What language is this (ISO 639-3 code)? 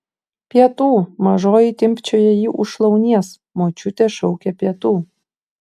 lit